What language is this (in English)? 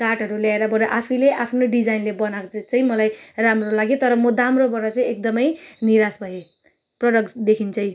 Nepali